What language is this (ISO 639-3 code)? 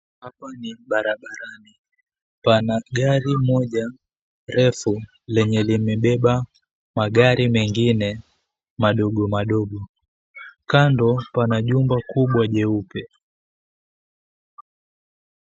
swa